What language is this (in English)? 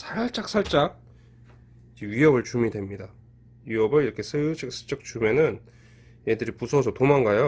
Korean